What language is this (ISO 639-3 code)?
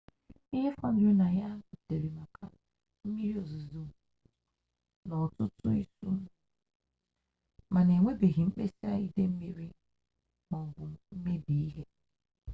ibo